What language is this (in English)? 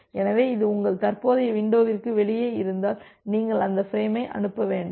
Tamil